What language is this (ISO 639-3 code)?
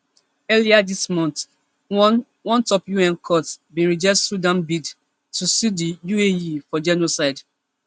pcm